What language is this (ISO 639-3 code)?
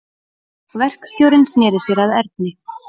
isl